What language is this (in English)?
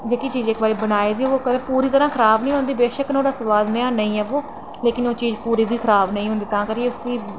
Dogri